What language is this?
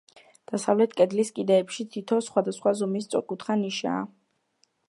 Georgian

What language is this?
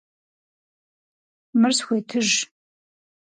Kabardian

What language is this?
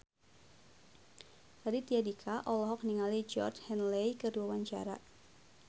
Sundanese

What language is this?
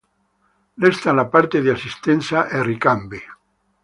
Italian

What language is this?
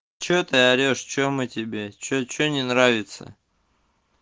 Russian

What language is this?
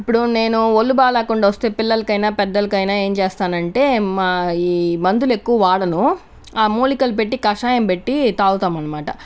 Telugu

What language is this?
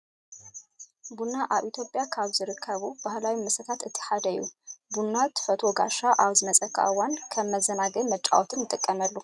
Tigrinya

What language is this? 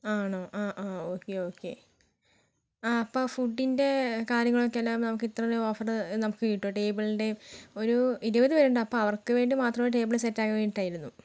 Malayalam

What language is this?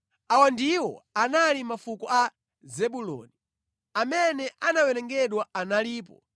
Nyanja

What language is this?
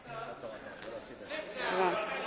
French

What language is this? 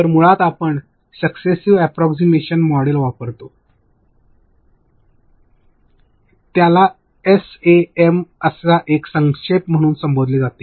Marathi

